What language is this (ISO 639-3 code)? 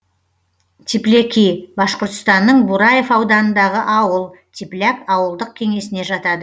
kaz